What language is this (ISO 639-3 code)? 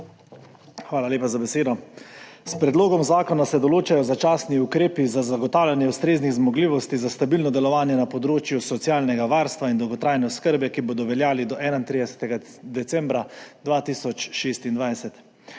slv